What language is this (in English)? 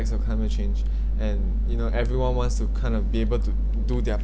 English